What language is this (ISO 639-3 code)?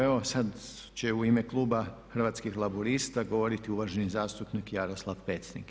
hrv